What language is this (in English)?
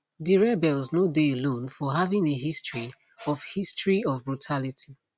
Nigerian Pidgin